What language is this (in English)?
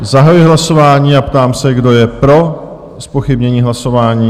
Czech